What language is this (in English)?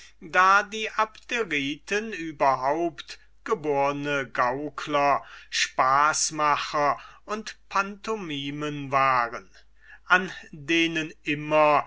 German